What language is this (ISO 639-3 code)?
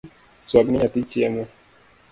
luo